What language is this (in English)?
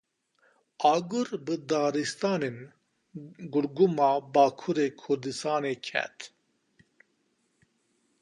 Kurdish